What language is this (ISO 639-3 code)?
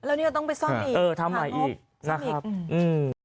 tha